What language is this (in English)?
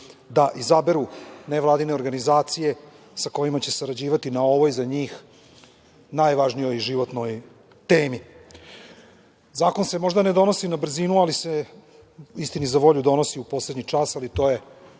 Serbian